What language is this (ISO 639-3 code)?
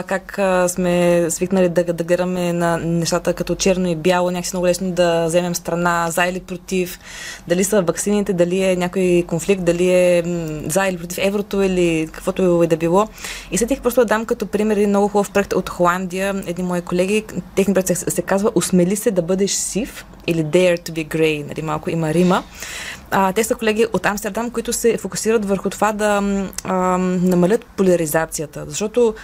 bul